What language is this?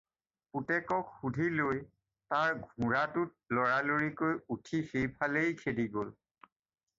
Assamese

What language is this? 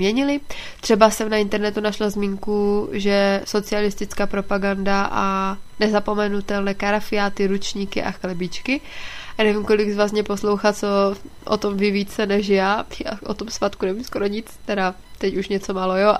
Czech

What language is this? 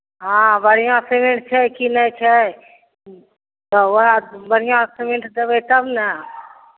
Maithili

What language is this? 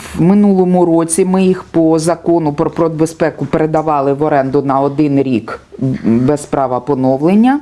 Ukrainian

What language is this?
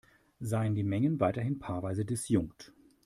German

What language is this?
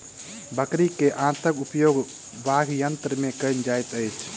Maithili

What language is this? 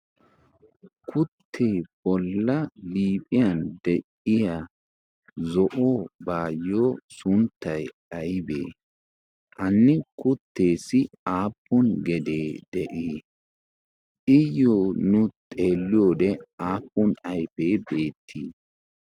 Wolaytta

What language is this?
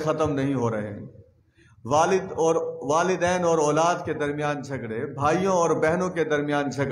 Hindi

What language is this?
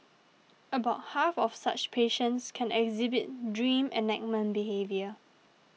English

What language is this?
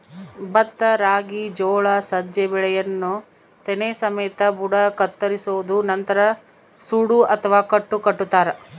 Kannada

